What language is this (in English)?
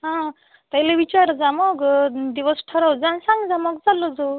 Marathi